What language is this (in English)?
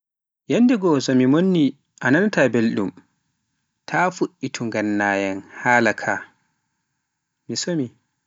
Pular